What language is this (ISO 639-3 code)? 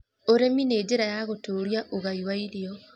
kik